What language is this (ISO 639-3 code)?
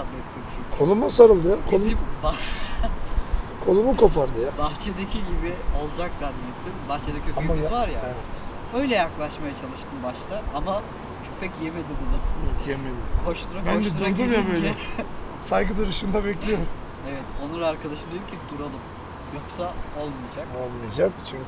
tur